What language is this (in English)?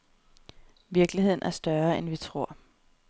Danish